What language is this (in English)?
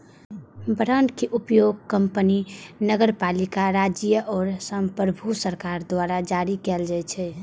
Maithili